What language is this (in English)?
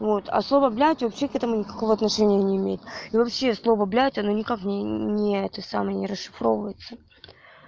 Russian